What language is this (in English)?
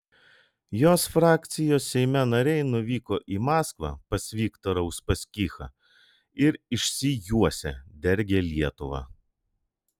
Lithuanian